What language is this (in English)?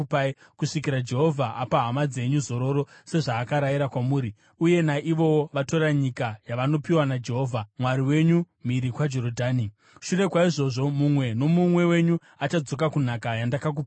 Shona